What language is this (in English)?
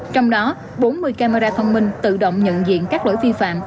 Vietnamese